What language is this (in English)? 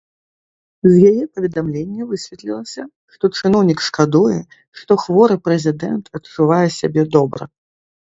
Belarusian